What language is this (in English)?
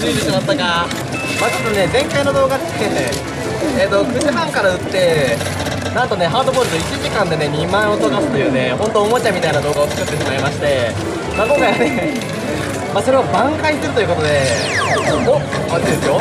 Japanese